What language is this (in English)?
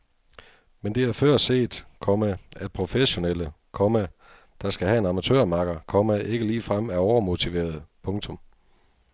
Danish